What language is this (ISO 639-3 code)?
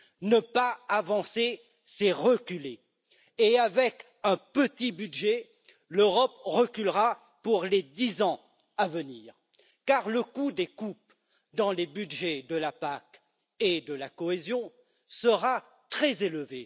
fra